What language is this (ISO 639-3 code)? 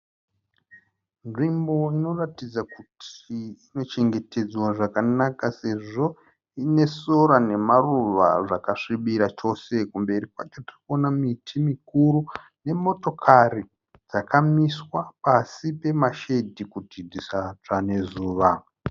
sna